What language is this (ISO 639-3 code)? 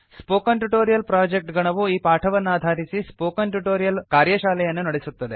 kan